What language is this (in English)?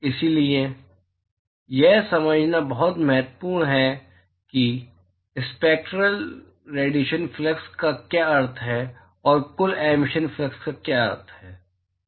Hindi